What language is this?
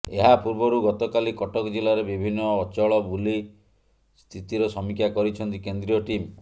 Odia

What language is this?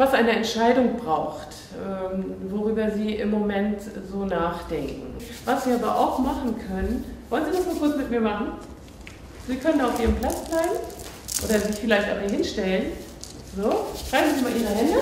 German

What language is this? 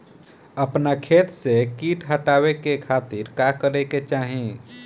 Bhojpuri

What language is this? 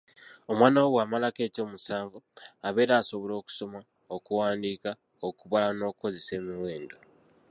Ganda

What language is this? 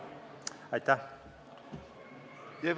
Estonian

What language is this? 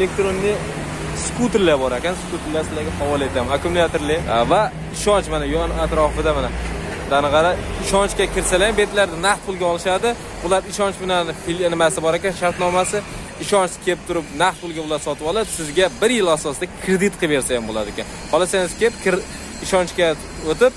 Turkish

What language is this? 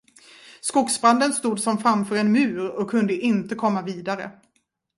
Swedish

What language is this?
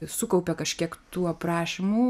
Lithuanian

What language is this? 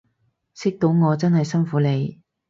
Cantonese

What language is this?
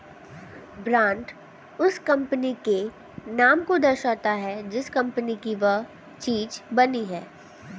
Hindi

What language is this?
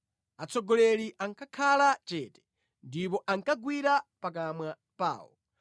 Nyanja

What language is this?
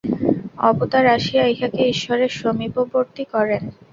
Bangla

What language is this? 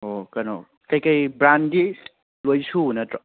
Manipuri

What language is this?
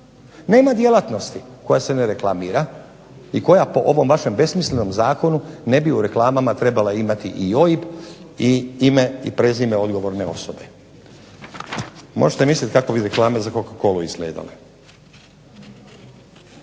Croatian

